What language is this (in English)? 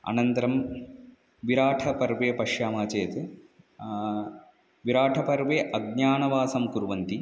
Sanskrit